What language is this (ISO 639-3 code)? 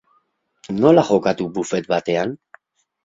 eus